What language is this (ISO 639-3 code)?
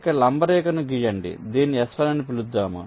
tel